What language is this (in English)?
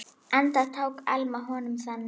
Icelandic